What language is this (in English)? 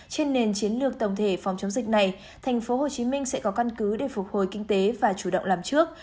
Vietnamese